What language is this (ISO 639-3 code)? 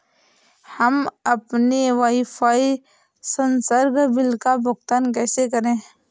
hin